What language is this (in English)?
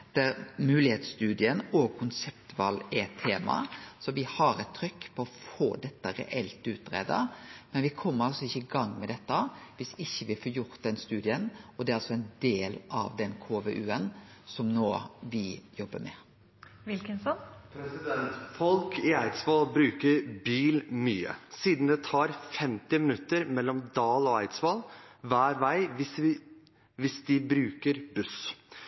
Norwegian